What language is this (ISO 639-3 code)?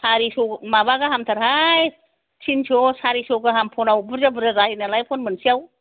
brx